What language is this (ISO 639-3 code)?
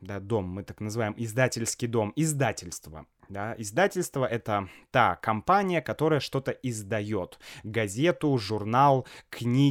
rus